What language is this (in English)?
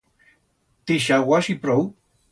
Aragonese